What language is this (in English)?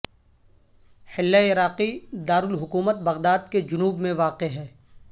Urdu